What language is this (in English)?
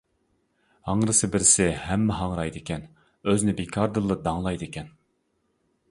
Uyghur